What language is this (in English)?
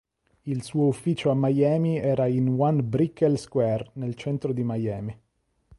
Italian